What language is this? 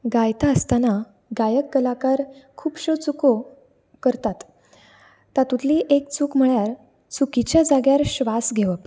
Konkani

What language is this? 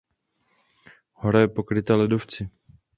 Czech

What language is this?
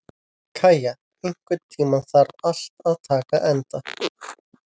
Icelandic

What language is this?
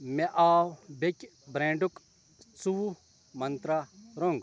Kashmiri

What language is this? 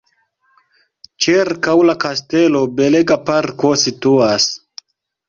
Esperanto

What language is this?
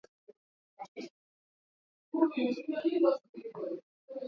Swahili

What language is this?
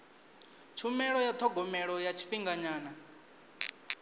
Venda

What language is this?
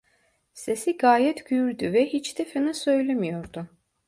Turkish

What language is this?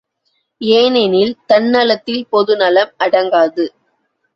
Tamil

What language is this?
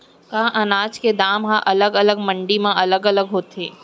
Chhattisgarhi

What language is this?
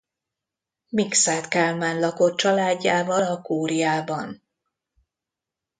Hungarian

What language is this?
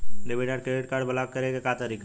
Bhojpuri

